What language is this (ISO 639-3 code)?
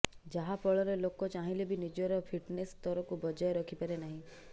ori